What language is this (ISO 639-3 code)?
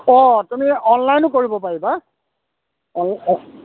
asm